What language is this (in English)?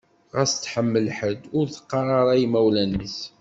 Kabyle